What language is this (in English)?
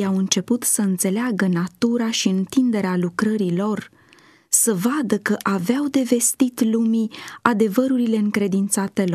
Romanian